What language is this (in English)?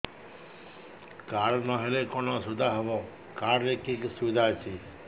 Odia